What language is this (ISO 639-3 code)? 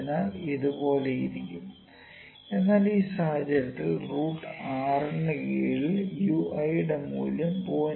mal